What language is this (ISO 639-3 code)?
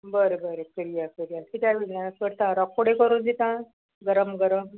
kok